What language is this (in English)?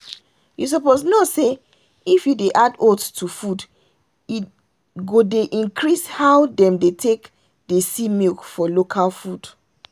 Nigerian Pidgin